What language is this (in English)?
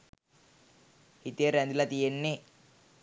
Sinhala